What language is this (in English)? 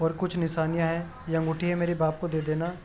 Urdu